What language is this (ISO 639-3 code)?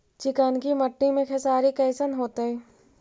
mag